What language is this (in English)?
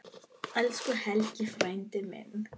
Icelandic